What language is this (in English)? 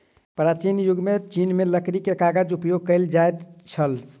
Maithili